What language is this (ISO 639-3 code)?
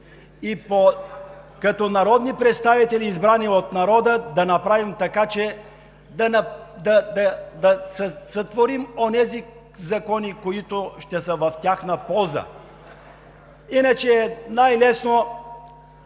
bul